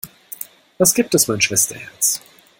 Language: German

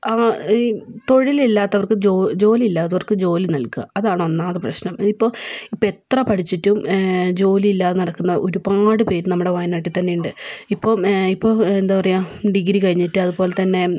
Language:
Malayalam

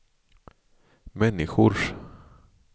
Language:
Swedish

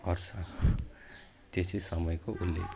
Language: Nepali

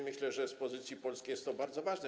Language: Polish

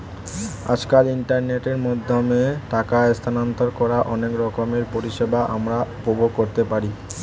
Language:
Bangla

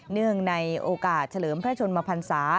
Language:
Thai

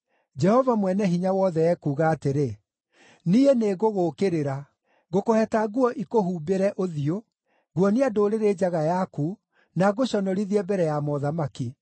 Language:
Kikuyu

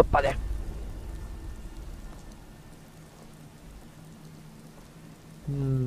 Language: German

